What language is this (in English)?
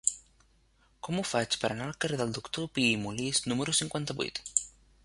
Catalan